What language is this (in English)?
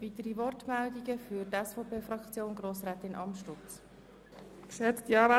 Swiss German